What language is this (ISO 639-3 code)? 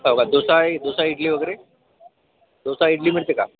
mar